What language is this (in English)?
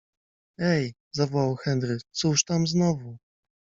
Polish